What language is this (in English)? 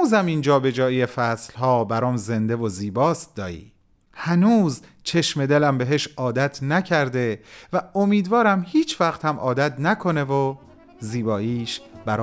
Persian